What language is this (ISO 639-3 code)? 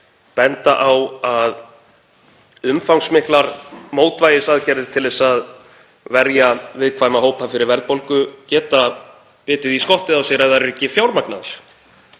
isl